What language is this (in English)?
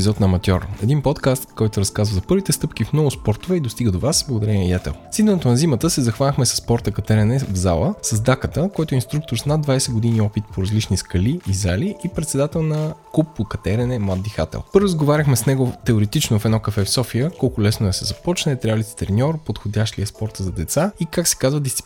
Bulgarian